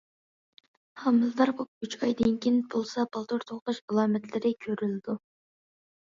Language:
Uyghur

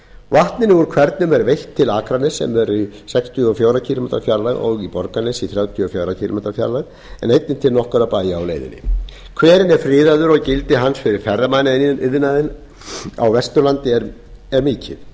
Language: Icelandic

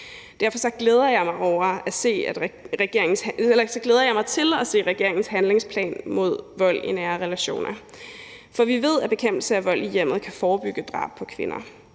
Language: Danish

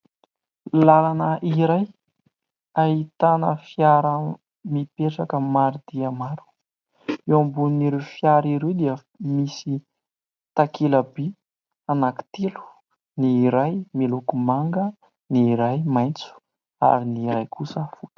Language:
Malagasy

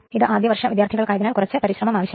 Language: Malayalam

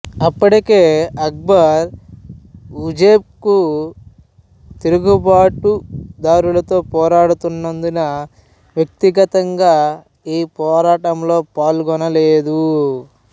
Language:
Telugu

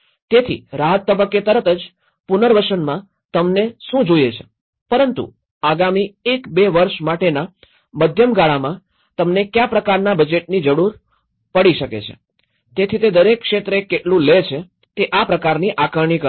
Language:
Gujarati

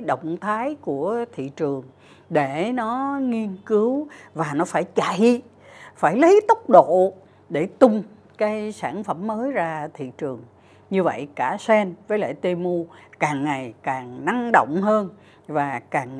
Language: Vietnamese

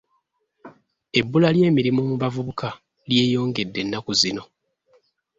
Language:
Ganda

